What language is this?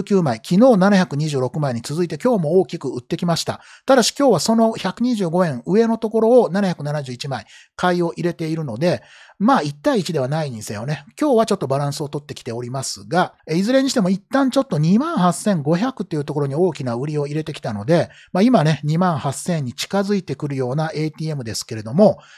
Japanese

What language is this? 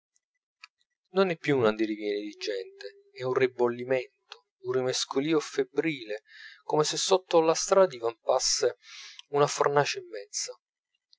Italian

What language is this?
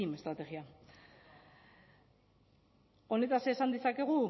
Basque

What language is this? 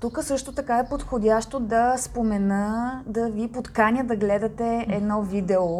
Bulgarian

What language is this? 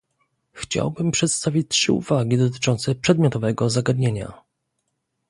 Polish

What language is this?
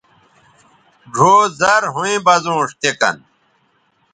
Bateri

